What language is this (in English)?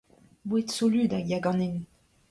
Breton